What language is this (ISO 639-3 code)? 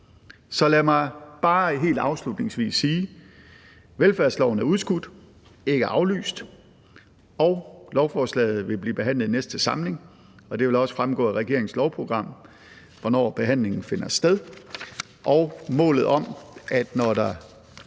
dan